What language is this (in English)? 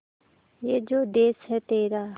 Hindi